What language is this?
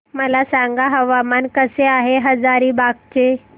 Marathi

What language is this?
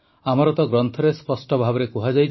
Odia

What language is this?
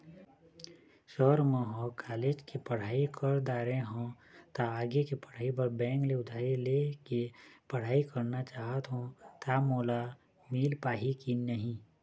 Chhattisgarhi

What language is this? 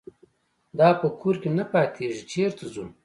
Pashto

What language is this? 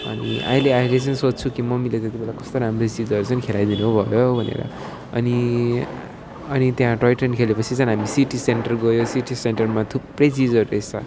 Nepali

